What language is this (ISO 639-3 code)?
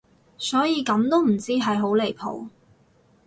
yue